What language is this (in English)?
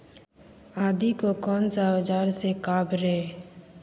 Magahi